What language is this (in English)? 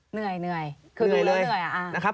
Thai